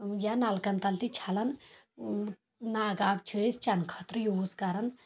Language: Kashmiri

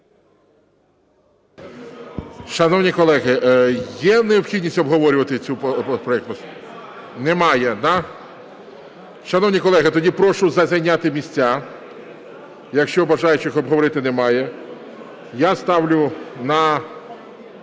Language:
Ukrainian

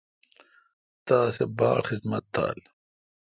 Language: Kalkoti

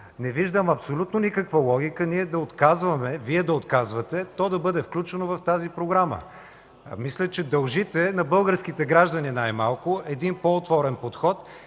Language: Bulgarian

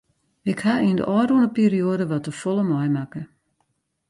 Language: Western Frisian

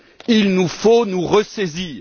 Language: French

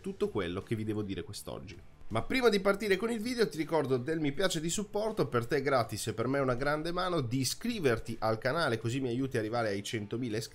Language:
Italian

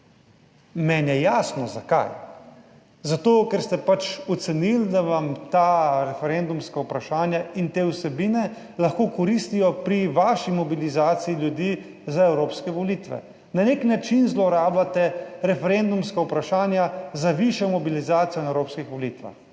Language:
Slovenian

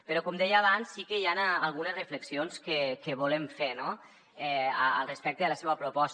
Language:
Catalan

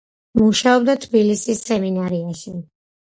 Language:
Georgian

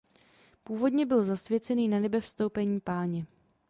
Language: Czech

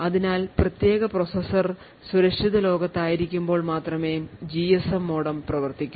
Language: Malayalam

